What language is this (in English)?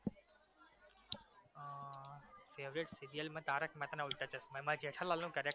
Gujarati